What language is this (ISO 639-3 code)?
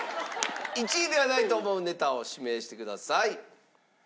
jpn